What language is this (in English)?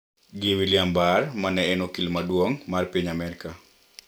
Luo (Kenya and Tanzania)